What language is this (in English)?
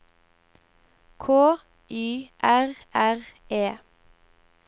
Norwegian